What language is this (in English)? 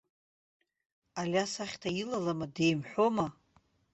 Abkhazian